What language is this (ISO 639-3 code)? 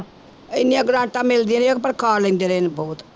pan